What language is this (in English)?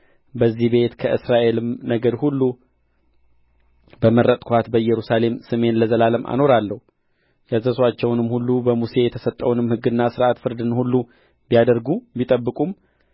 Amharic